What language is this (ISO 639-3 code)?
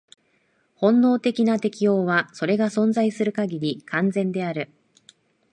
jpn